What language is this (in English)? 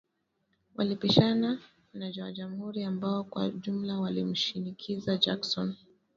Swahili